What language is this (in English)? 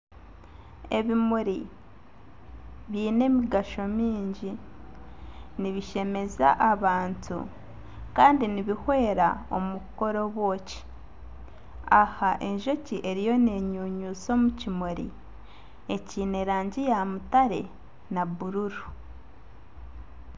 Nyankole